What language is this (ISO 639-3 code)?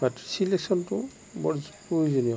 asm